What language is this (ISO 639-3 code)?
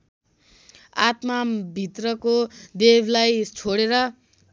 nep